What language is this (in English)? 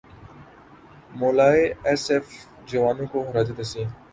Urdu